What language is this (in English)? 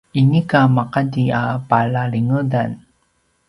Paiwan